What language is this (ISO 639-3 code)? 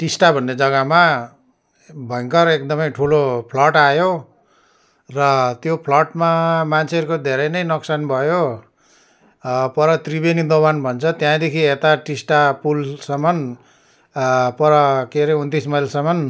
nep